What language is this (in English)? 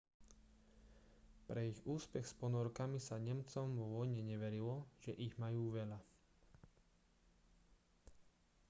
Slovak